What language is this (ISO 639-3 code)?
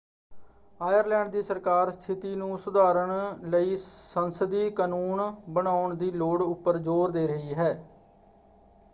pan